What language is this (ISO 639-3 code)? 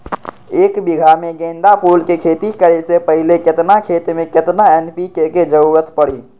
mag